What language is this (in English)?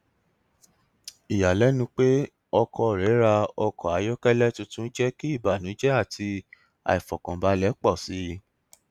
Yoruba